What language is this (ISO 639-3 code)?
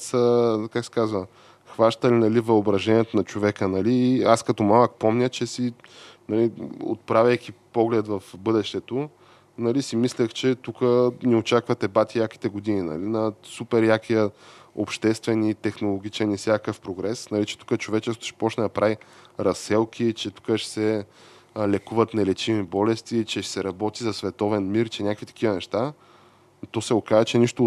bul